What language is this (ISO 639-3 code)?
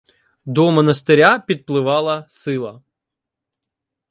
ukr